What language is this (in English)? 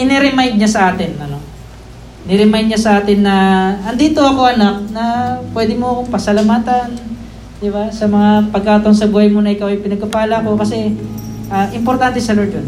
Filipino